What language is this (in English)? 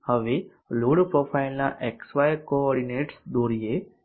Gujarati